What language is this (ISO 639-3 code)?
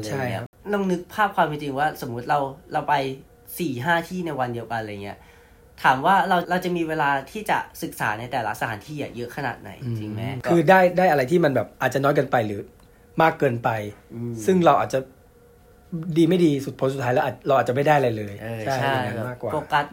tha